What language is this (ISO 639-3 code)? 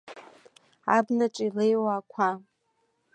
abk